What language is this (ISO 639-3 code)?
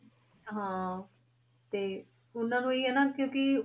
pan